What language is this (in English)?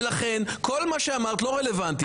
Hebrew